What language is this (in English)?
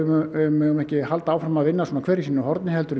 Icelandic